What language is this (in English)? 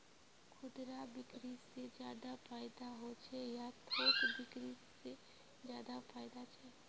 Magahi